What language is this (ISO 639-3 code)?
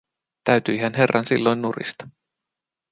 fin